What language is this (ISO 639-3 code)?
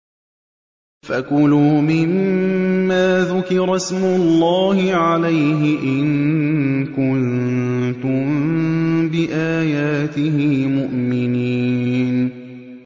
ara